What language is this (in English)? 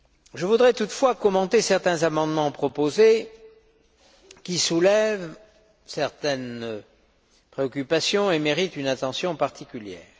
French